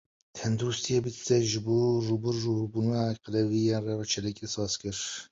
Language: Kurdish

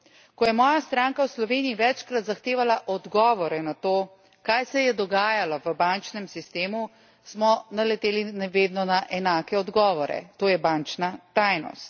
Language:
Slovenian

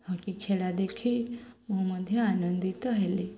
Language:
Odia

